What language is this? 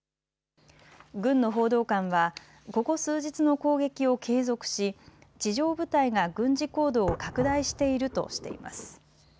Japanese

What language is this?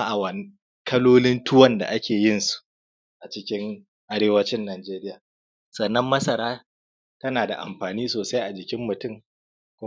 Hausa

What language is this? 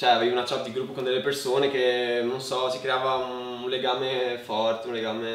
Italian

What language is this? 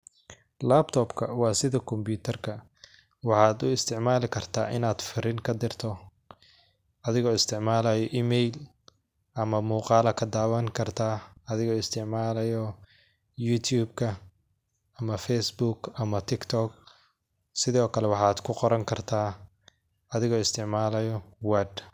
Somali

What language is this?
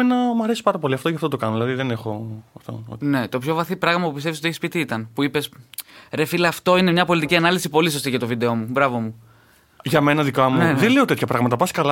Greek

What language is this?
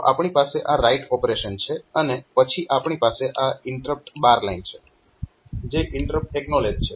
Gujarati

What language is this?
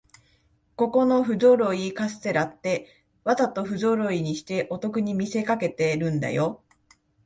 Japanese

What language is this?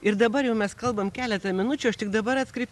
Lithuanian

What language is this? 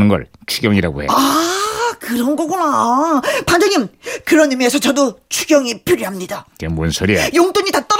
Korean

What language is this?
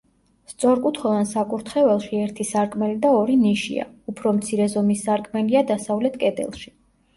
Georgian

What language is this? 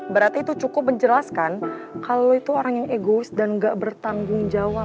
Indonesian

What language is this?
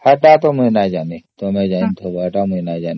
Odia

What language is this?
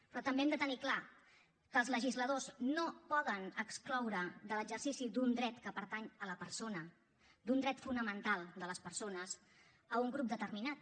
Catalan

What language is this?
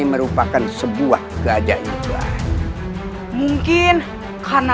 Indonesian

